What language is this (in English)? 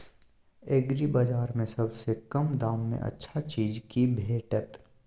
Maithili